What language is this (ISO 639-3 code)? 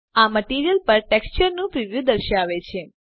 guj